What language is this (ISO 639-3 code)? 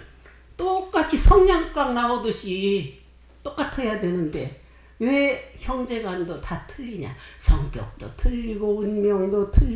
kor